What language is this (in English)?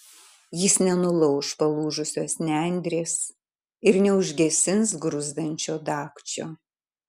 Lithuanian